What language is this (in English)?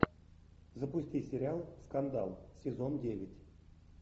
Russian